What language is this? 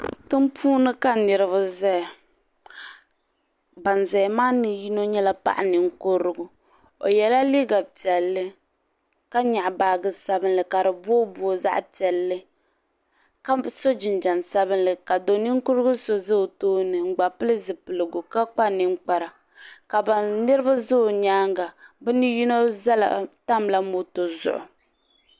Dagbani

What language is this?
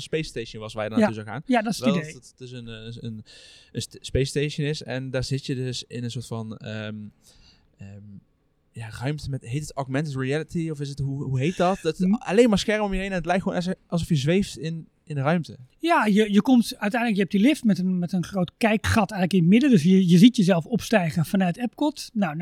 Dutch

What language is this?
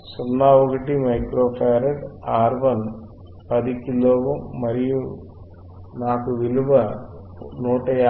Telugu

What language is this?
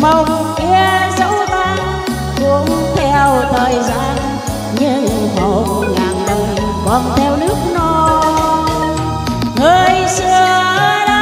Vietnamese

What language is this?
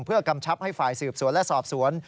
Thai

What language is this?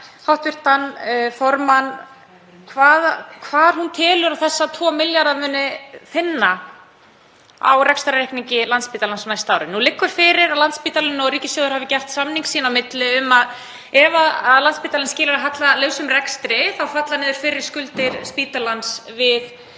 Icelandic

